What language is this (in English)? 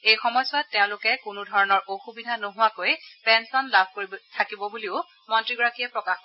Assamese